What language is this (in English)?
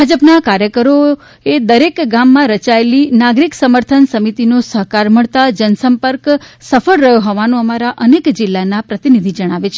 Gujarati